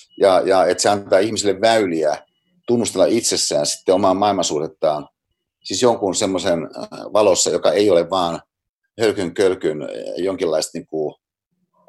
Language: Finnish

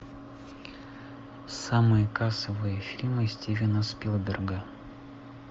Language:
Russian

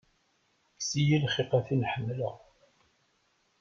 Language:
Kabyle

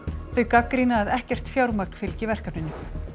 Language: Icelandic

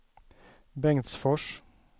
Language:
Swedish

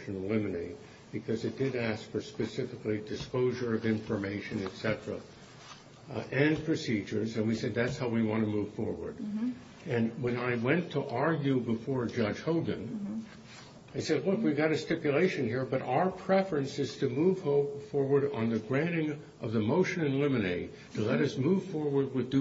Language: English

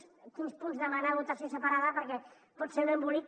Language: Catalan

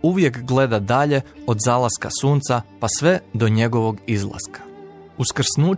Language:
Croatian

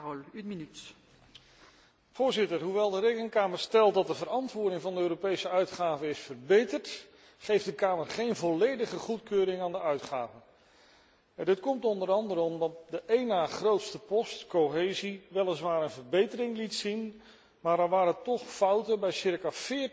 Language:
Dutch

